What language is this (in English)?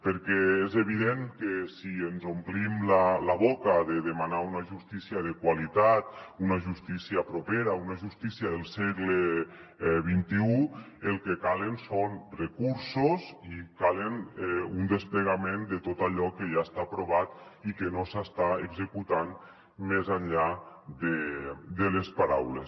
Catalan